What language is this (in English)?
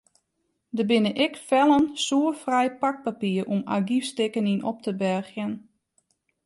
Western Frisian